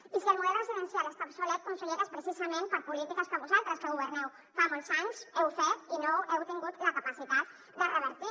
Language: Catalan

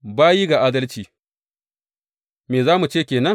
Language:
Hausa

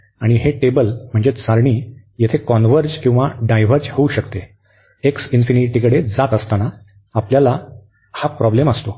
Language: Marathi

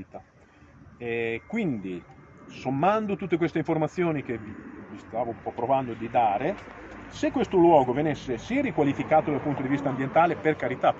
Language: Italian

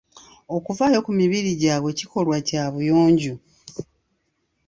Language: Ganda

